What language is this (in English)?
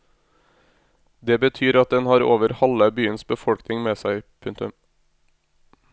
Norwegian